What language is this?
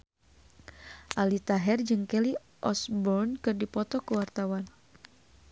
Sundanese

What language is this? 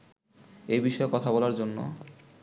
Bangla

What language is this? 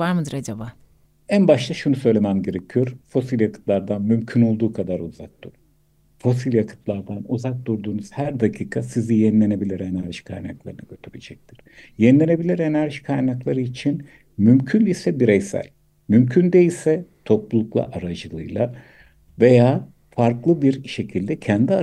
Turkish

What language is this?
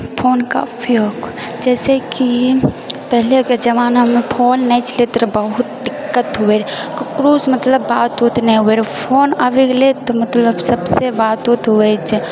Maithili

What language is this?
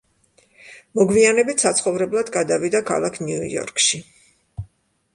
Georgian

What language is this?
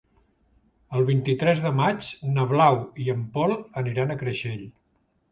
Catalan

